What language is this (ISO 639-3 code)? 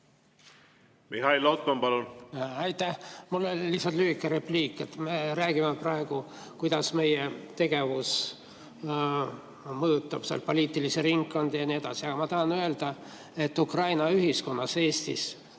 est